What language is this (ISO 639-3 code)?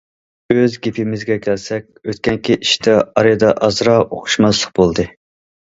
uig